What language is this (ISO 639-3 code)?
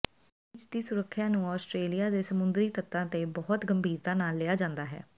pan